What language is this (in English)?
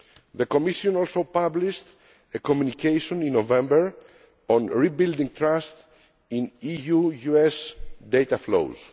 English